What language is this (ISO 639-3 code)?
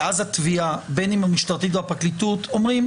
heb